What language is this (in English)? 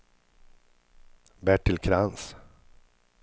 Swedish